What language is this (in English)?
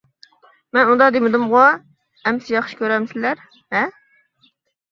Uyghur